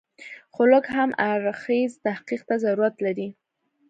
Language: Pashto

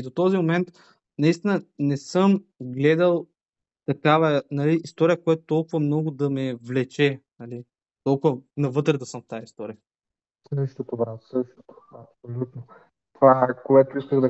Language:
Bulgarian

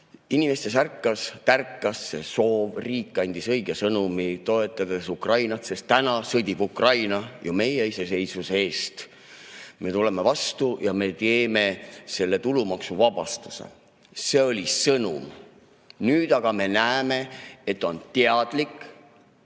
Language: Estonian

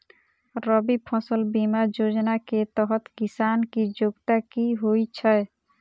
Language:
Maithili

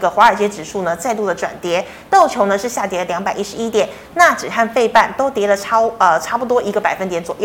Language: Chinese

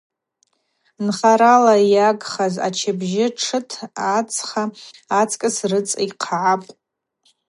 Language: Abaza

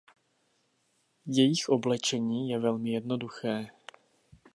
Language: Czech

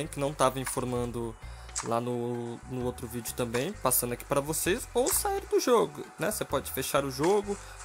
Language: Portuguese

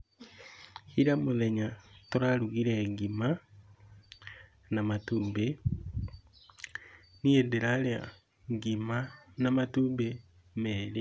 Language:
Kikuyu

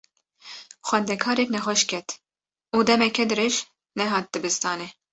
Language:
Kurdish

